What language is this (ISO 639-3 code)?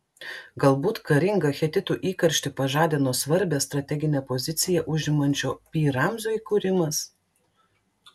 lit